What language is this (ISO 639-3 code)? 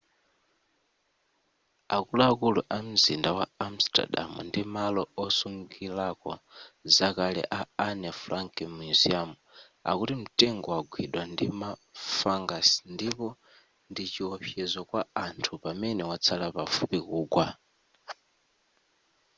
nya